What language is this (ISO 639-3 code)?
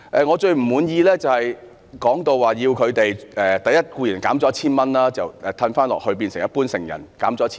yue